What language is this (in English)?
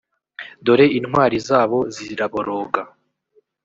Kinyarwanda